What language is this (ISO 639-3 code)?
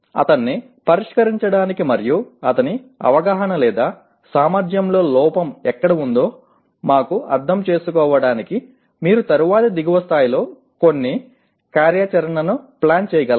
tel